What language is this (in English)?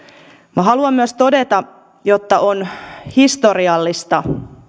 Finnish